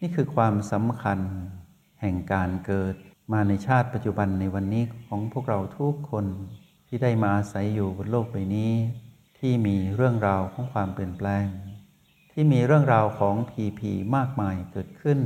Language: Thai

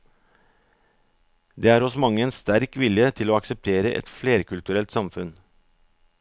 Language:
Norwegian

